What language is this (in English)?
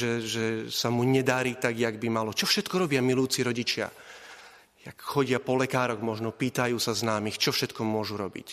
Slovak